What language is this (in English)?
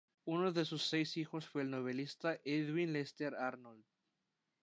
Spanish